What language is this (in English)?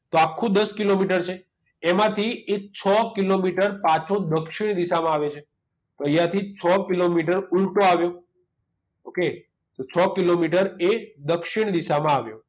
Gujarati